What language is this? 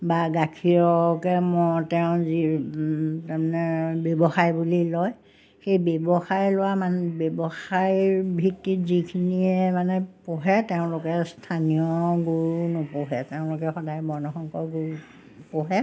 Assamese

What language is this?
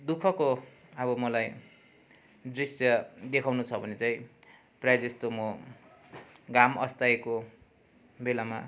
Nepali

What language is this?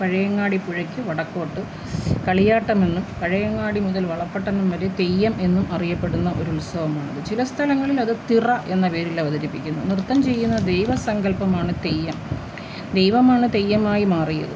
Malayalam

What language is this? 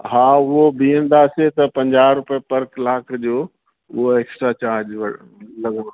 Sindhi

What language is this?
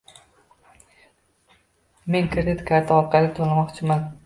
Uzbek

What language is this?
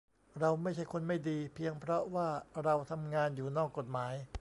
Thai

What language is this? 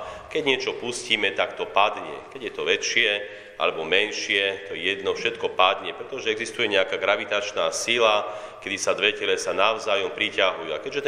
Slovak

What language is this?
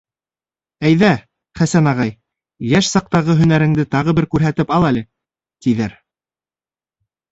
Bashkir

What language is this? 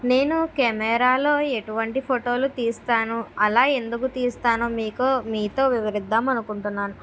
Telugu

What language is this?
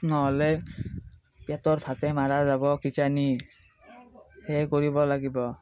Assamese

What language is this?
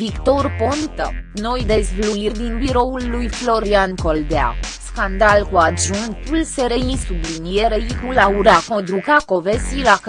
Romanian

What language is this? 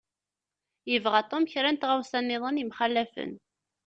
Kabyle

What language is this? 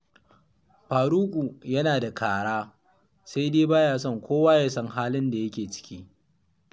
Hausa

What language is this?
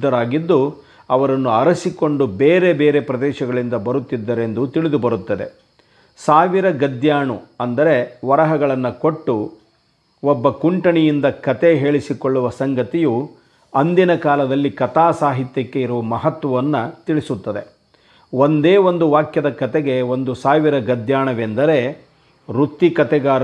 Kannada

